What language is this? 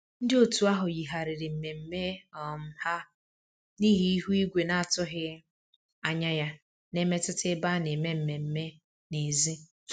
Igbo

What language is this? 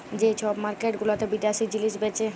Bangla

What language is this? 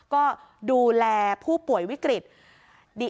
Thai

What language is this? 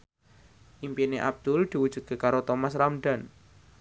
Javanese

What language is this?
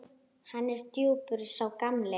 Icelandic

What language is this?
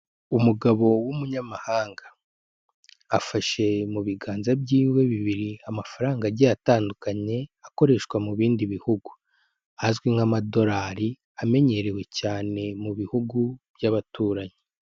Kinyarwanda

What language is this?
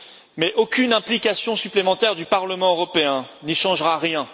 French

